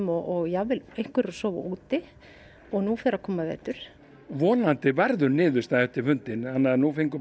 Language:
Icelandic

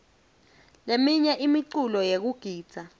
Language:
Swati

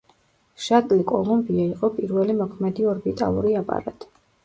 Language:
Georgian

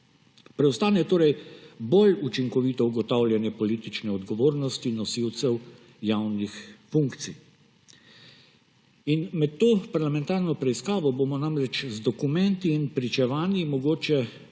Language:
Slovenian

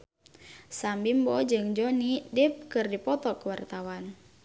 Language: Sundanese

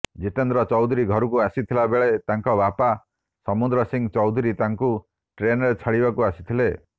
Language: Odia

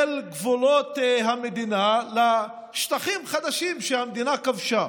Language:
Hebrew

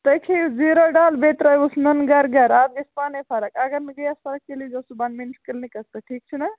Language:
Kashmiri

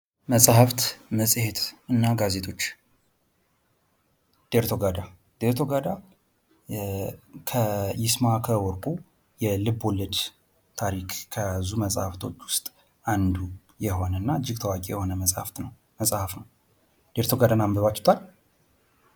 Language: Amharic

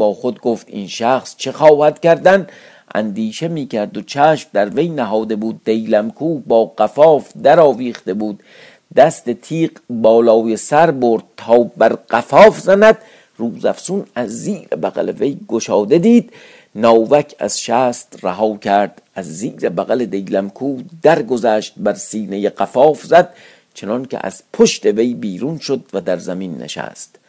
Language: Persian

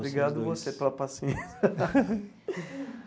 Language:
Portuguese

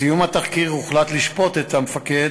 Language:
Hebrew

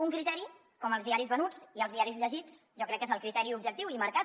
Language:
Catalan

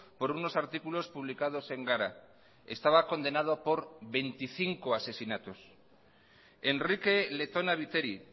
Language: Spanish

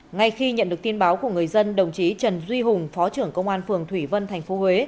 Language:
Vietnamese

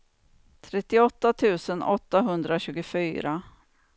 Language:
Swedish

